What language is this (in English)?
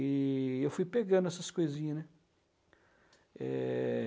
Portuguese